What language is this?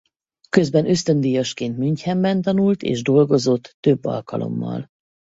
Hungarian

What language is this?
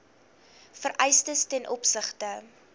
Afrikaans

